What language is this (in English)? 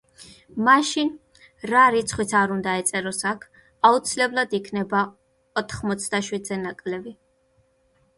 Georgian